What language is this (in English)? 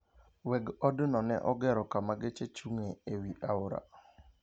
Luo (Kenya and Tanzania)